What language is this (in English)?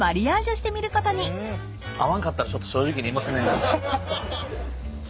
Japanese